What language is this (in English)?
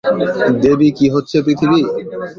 Bangla